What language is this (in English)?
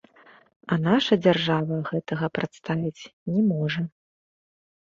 Belarusian